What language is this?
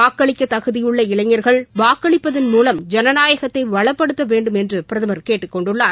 Tamil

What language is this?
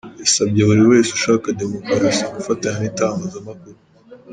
Kinyarwanda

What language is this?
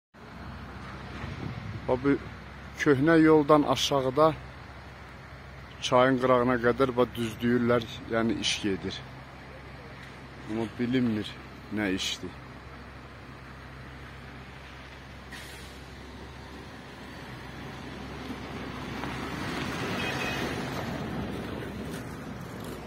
Turkish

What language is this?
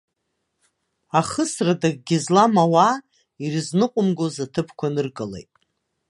Abkhazian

